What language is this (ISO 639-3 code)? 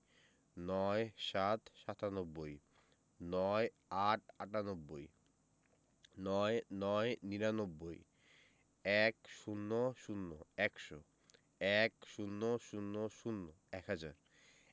ben